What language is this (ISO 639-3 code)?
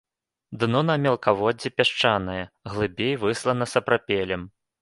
bel